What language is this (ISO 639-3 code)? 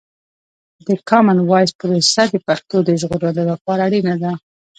pus